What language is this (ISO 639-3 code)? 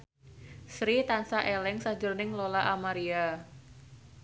jav